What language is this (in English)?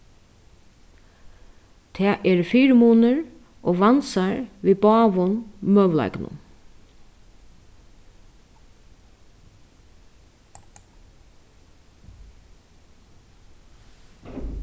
Faroese